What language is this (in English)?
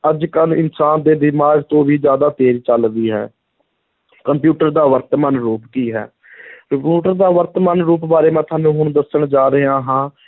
Punjabi